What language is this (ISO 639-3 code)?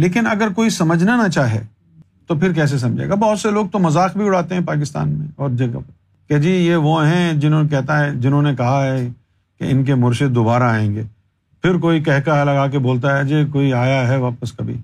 urd